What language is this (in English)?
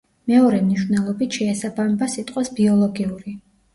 Georgian